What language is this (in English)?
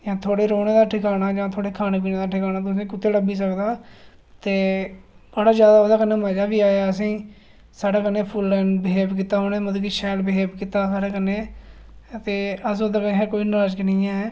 Dogri